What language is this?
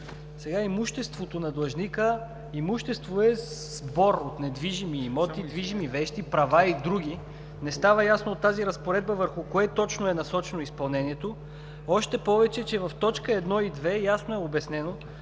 Bulgarian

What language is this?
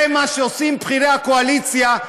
Hebrew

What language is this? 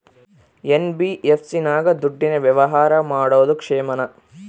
Kannada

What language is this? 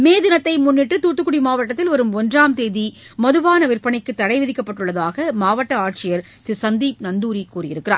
Tamil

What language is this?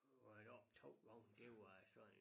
Danish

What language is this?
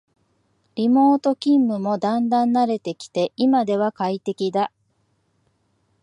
Japanese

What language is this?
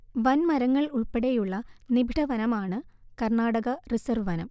Malayalam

